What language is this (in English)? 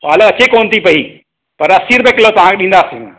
Sindhi